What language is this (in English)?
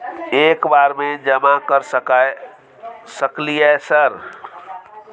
Maithili